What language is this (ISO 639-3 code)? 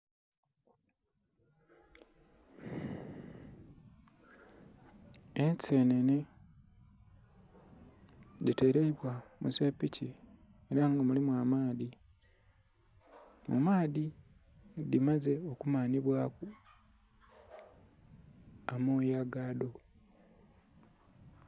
xog